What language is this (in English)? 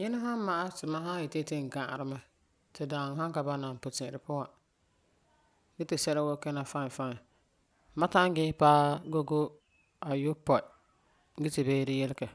Frafra